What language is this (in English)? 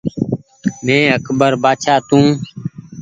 Goaria